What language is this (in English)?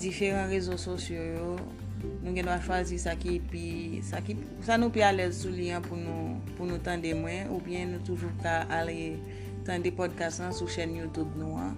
Filipino